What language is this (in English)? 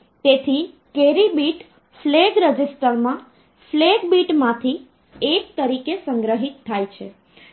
Gujarati